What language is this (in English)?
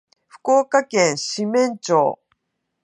Japanese